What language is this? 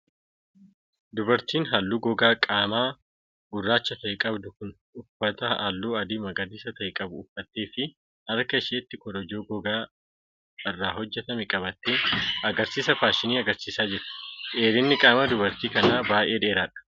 Oromo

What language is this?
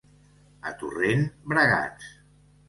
Catalan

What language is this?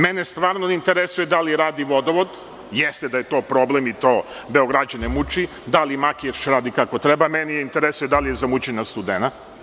Serbian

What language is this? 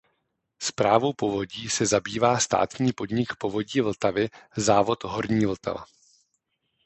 Czech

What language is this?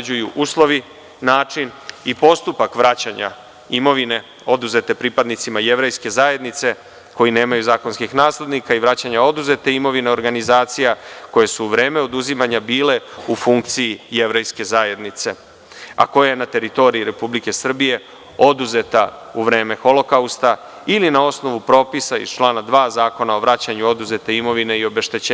Serbian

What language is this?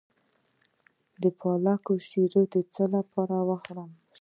Pashto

